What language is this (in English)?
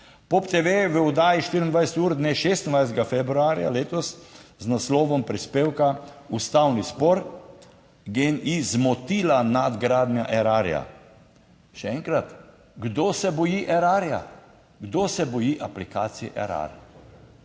Slovenian